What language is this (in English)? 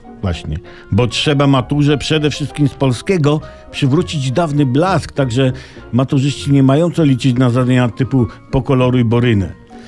Polish